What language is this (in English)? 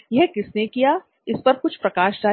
Hindi